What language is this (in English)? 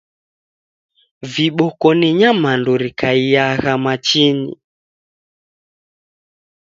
Taita